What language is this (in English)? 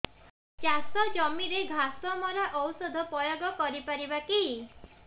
Odia